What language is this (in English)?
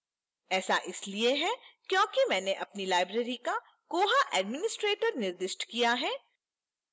Hindi